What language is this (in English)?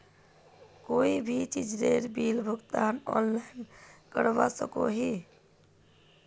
Magahi